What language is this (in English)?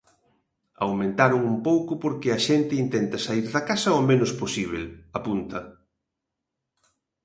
Galician